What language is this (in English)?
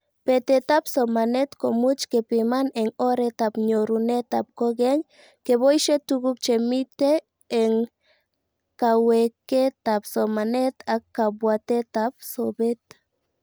Kalenjin